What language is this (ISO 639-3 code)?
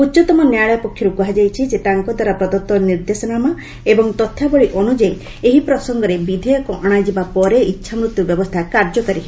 ori